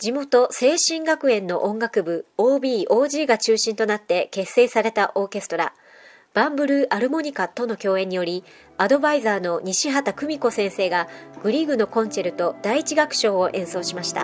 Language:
Japanese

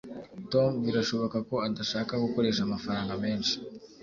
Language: Kinyarwanda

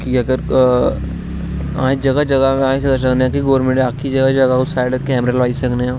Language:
Dogri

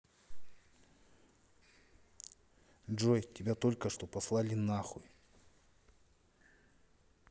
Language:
Russian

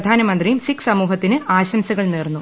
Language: Malayalam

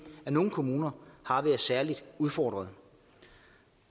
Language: Danish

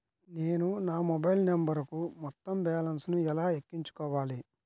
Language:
Telugu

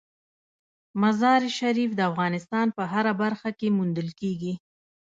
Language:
Pashto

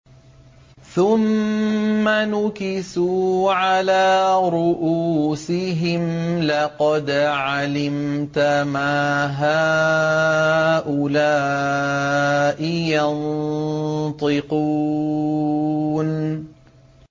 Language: Arabic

